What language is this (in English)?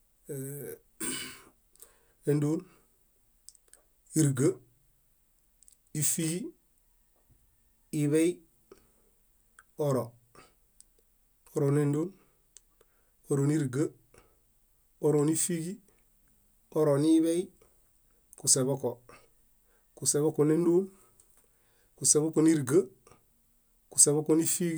Bayot